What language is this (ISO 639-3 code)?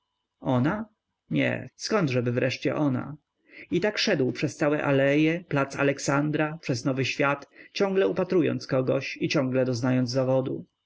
pol